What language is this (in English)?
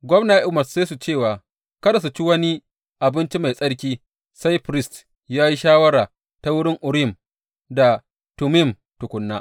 Hausa